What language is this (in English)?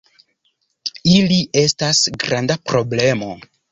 Esperanto